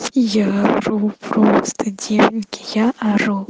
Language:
Russian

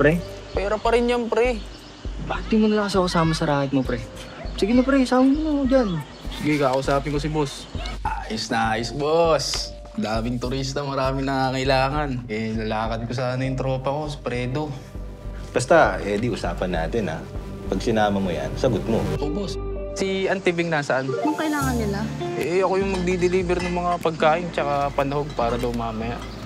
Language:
Filipino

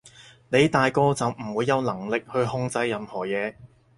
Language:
Cantonese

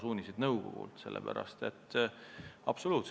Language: Estonian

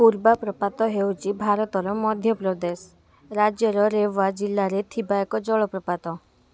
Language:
Odia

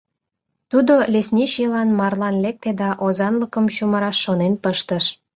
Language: Mari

